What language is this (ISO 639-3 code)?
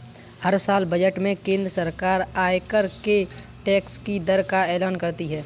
hin